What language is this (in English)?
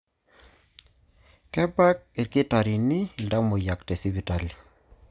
Masai